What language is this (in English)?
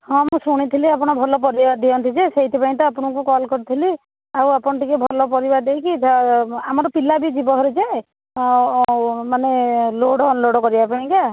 Odia